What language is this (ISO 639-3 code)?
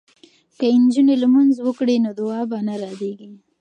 pus